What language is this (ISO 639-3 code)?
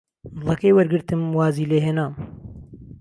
ckb